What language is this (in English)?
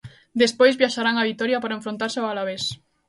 Galician